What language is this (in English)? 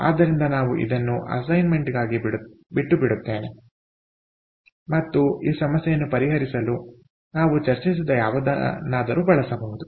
Kannada